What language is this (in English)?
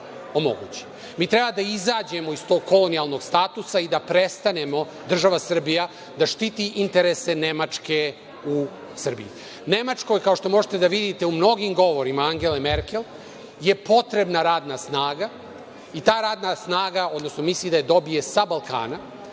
Serbian